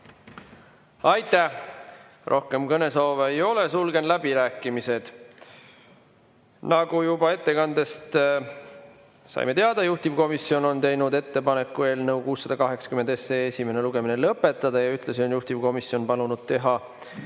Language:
Estonian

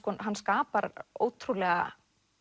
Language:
Icelandic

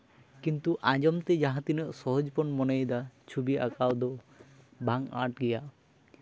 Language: Santali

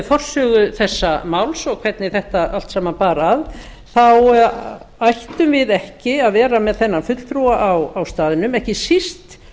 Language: Icelandic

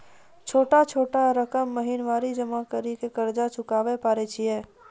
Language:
Maithili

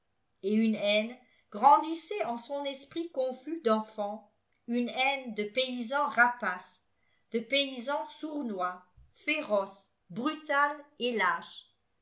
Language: French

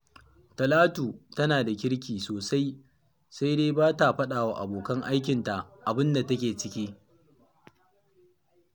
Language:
Hausa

